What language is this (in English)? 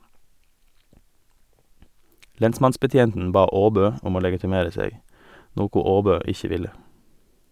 Norwegian